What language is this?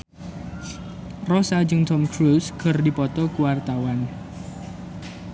Sundanese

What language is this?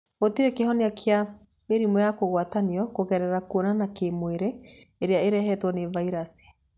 Kikuyu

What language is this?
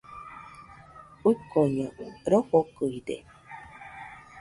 Nüpode Huitoto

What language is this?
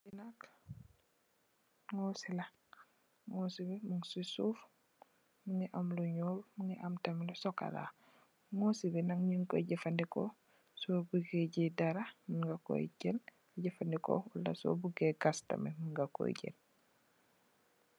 Wolof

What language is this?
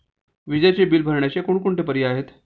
Marathi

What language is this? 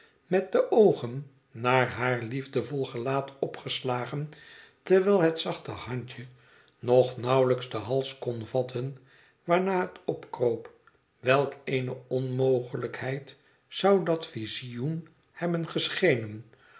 Dutch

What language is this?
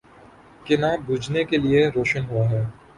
Urdu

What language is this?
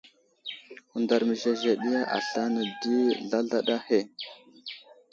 Wuzlam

